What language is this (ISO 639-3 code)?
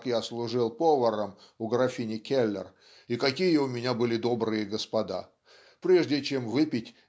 rus